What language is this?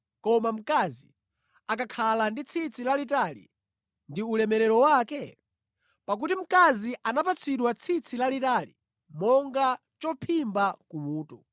Nyanja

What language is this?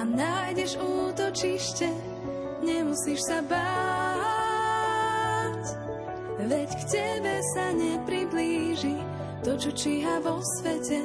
Slovak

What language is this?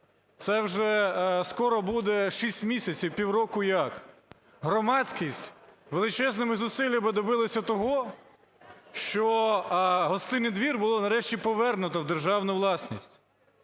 Ukrainian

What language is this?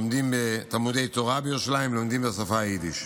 Hebrew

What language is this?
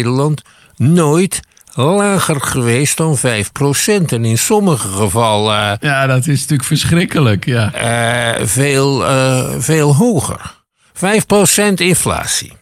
Dutch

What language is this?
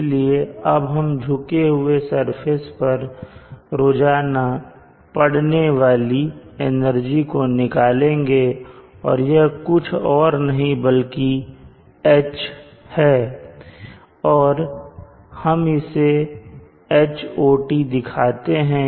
Hindi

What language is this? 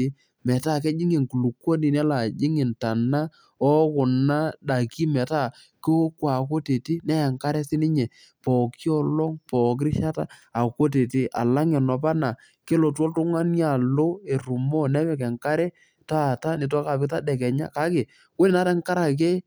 Masai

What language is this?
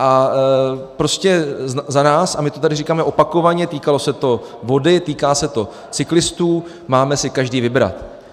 Czech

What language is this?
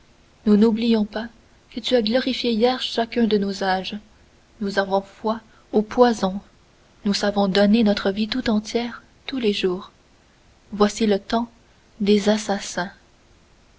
French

